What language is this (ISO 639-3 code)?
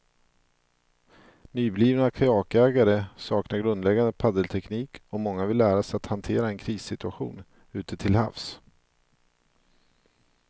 swe